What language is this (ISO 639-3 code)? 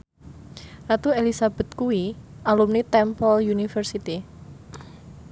jav